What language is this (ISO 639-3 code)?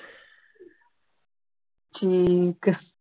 pan